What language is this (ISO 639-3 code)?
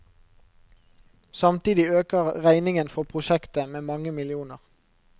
nor